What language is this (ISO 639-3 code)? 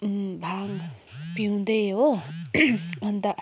nep